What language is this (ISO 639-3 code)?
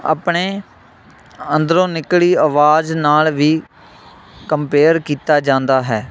pan